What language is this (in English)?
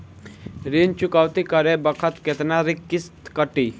Bhojpuri